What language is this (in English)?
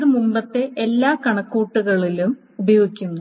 Malayalam